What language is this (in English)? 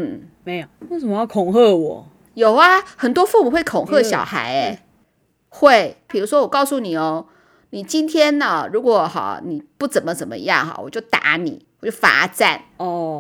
Chinese